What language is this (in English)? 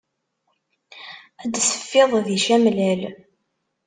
Kabyle